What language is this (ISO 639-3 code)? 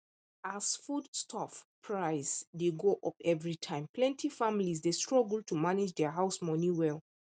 pcm